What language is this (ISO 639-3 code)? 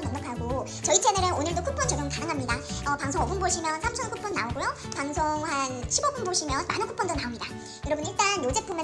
kor